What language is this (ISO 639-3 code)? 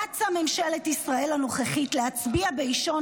heb